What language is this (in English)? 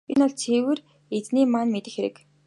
Mongolian